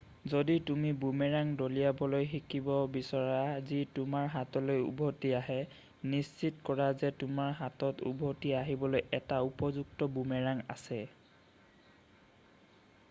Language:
Assamese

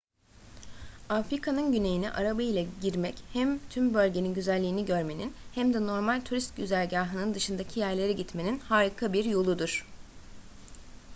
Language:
Turkish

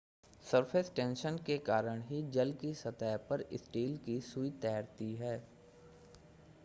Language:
Hindi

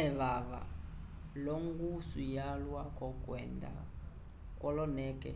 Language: Umbundu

